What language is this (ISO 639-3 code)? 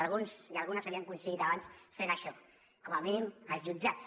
cat